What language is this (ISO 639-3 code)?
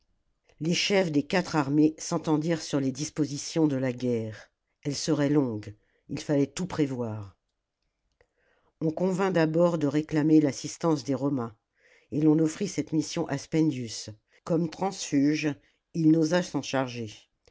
fra